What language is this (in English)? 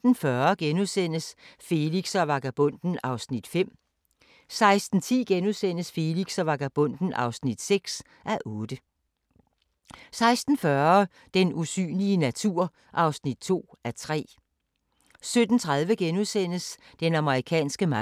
Danish